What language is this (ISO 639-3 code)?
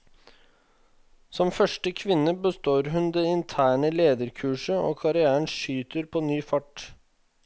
nor